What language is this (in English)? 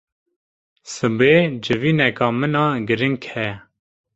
Kurdish